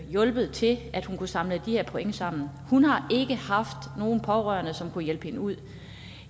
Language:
Danish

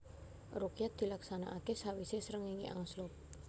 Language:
Javanese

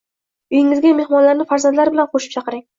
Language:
Uzbek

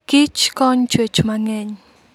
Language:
Luo (Kenya and Tanzania)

